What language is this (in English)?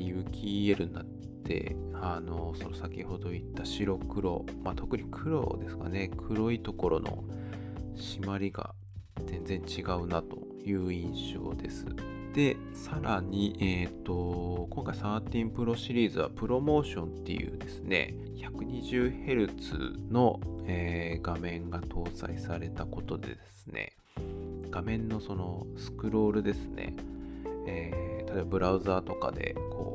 Japanese